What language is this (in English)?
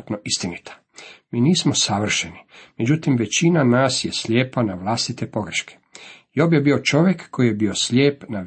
Croatian